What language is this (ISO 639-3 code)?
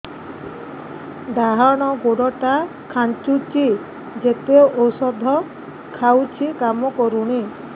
ori